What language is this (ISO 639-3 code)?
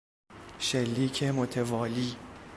fas